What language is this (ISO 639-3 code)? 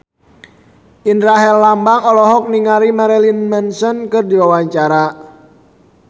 sun